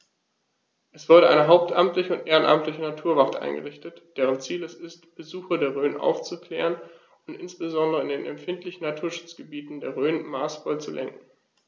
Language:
German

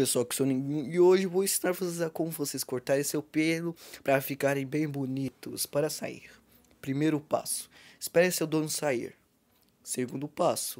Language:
Portuguese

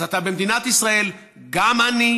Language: Hebrew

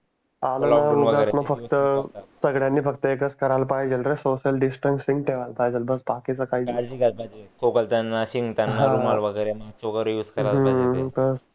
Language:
Marathi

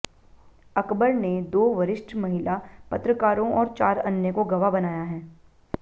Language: Hindi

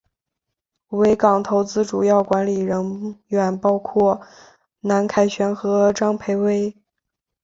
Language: Chinese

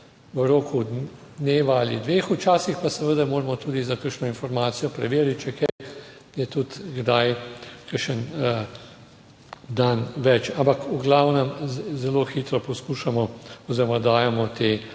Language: Slovenian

